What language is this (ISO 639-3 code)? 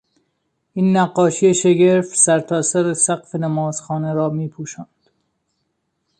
fas